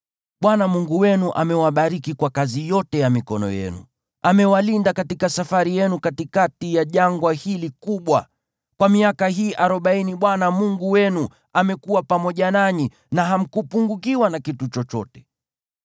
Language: Swahili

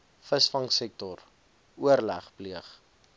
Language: Afrikaans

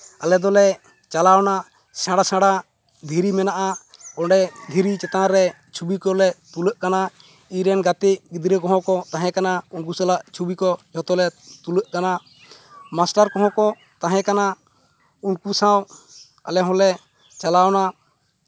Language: Santali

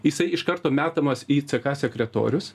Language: Lithuanian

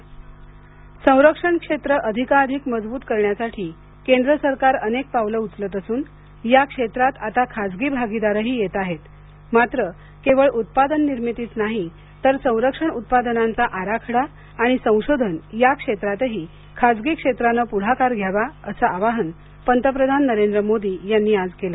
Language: Marathi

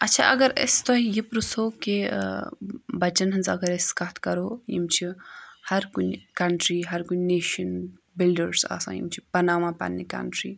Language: Kashmiri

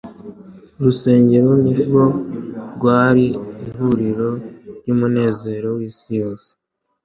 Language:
Kinyarwanda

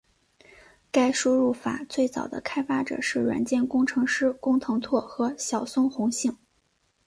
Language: Chinese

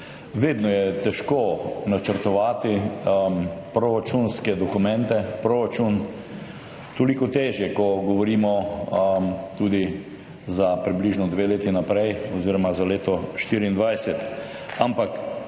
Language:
Slovenian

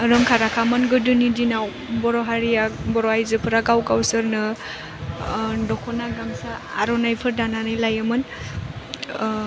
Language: Bodo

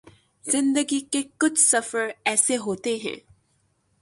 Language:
Urdu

